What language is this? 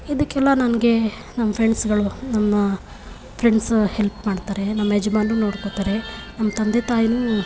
Kannada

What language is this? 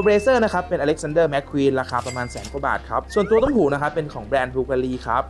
Thai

